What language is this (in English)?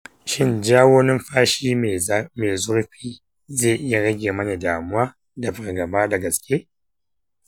Hausa